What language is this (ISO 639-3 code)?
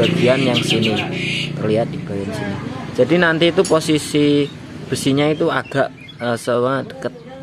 ind